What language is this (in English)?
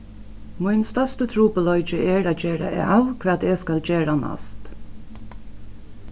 Faroese